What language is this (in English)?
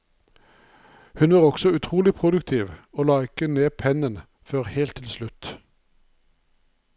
Norwegian